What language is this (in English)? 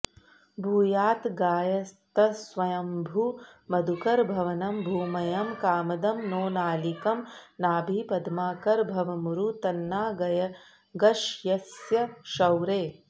Sanskrit